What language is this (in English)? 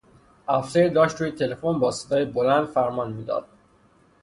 Persian